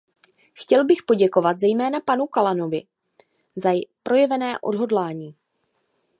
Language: Czech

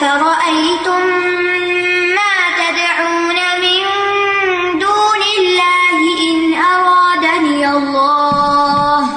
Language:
Urdu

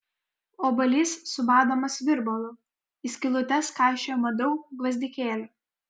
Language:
Lithuanian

